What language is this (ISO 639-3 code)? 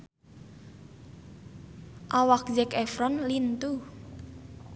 sun